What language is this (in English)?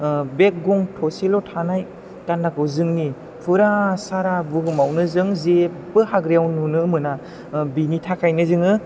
Bodo